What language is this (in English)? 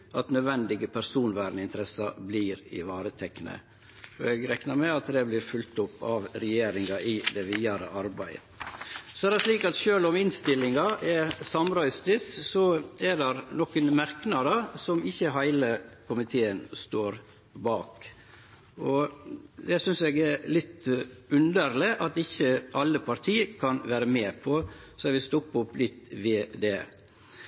Norwegian Nynorsk